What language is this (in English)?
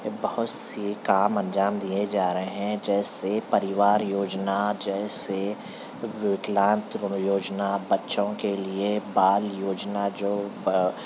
Urdu